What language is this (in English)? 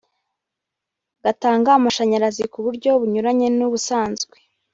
Kinyarwanda